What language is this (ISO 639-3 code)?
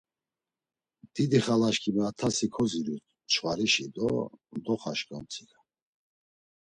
lzz